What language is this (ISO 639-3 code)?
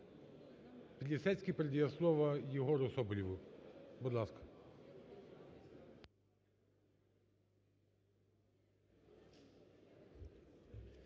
ukr